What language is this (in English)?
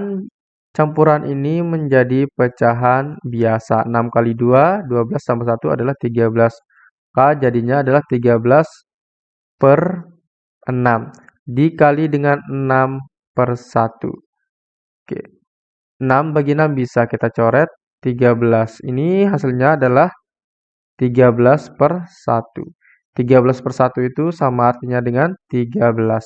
Indonesian